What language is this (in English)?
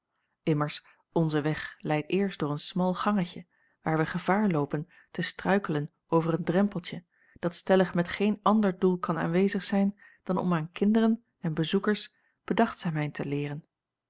Dutch